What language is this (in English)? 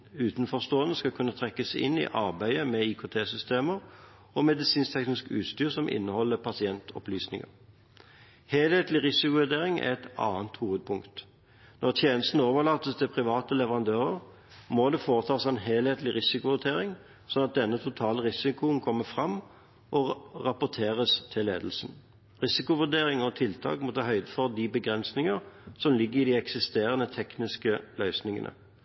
Norwegian Bokmål